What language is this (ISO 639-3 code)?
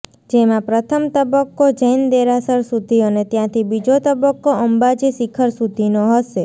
guj